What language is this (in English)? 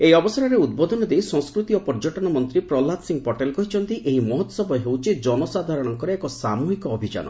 Odia